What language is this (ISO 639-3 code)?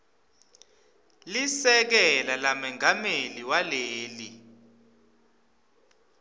ssw